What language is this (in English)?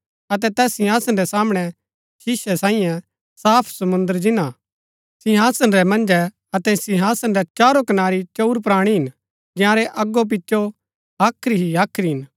Gaddi